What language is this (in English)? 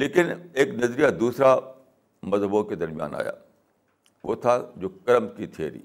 Urdu